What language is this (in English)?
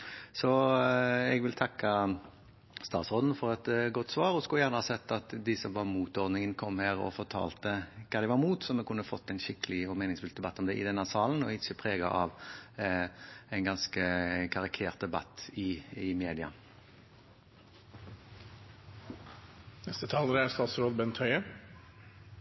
Norwegian Bokmål